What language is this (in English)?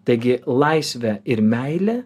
Lithuanian